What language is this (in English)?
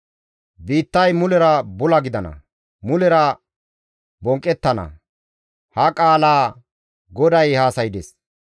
Gamo